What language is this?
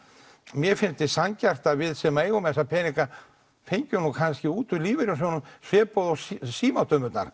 Icelandic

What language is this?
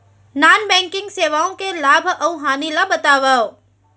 Chhattisgarhi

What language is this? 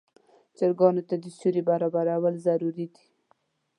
Pashto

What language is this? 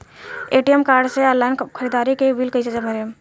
Bhojpuri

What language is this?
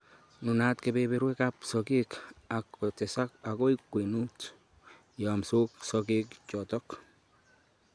Kalenjin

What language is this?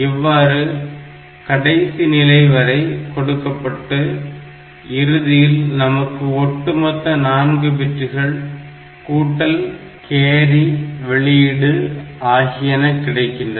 Tamil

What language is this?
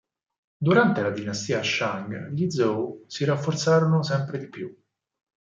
Italian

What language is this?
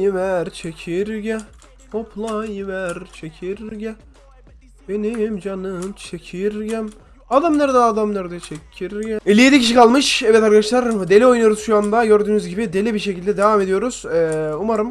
Turkish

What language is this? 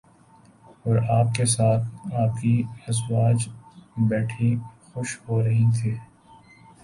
Urdu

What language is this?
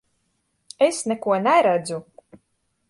Latvian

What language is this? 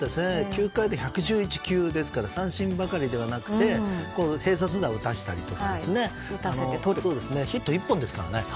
Japanese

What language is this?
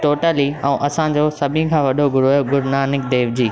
Sindhi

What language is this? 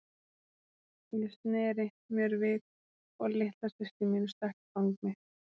Icelandic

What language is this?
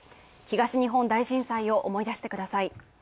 Japanese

